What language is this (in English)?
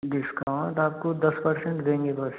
Hindi